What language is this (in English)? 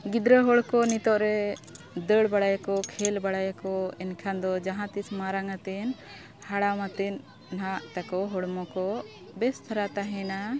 Santali